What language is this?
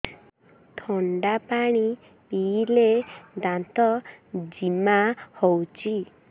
Odia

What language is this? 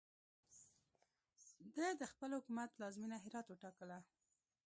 Pashto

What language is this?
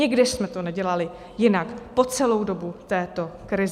Czech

